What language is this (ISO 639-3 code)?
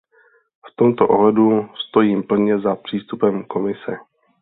ces